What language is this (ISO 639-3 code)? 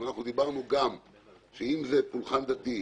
heb